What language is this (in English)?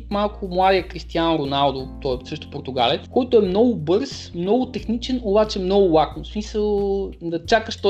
Bulgarian